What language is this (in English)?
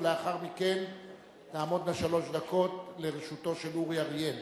Hebrew